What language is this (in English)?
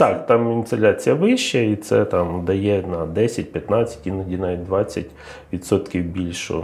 Ukrainian